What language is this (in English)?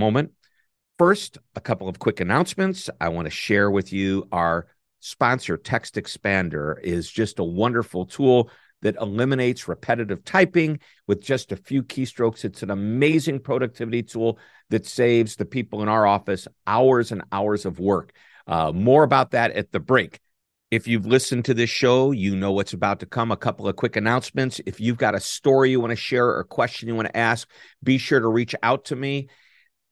English